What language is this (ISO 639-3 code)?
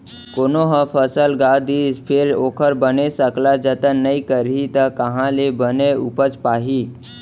hne